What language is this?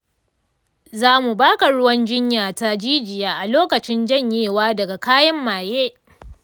Hausa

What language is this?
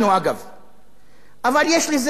Hebrew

